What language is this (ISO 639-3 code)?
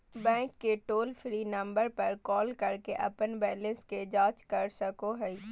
mag